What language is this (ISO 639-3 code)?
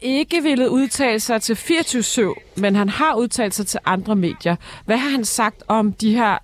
dan